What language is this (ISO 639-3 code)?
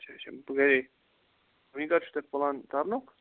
kas